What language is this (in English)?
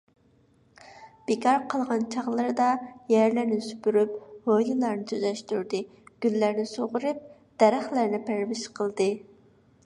Uyghur